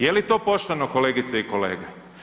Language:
Croatian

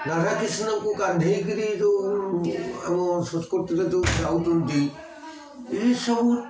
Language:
Odia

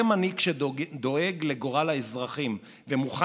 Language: Hebrew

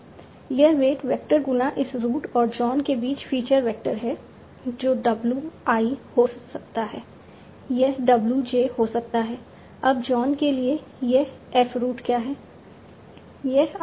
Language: Hindi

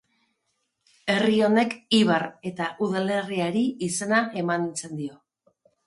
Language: Basque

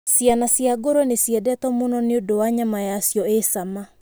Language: Kikuyu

